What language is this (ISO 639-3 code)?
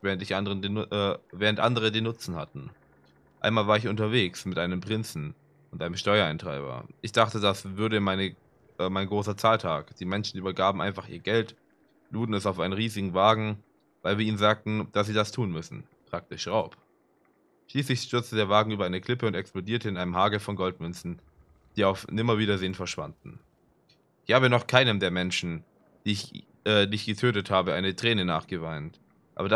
deu